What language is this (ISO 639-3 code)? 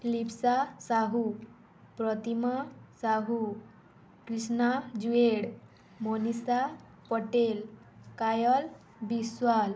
ori